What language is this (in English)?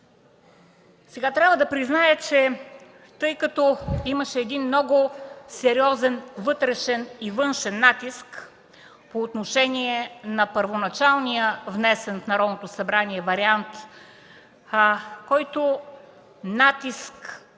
Bulgarian